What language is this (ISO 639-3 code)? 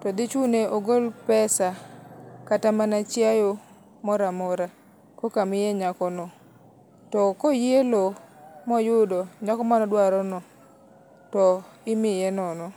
luo